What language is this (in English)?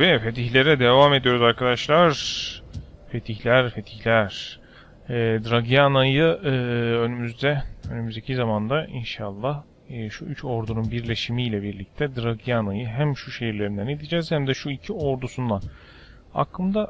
Turkish